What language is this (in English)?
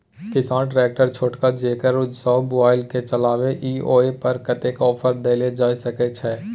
Maithili